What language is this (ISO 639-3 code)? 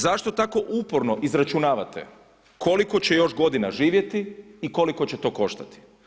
hrv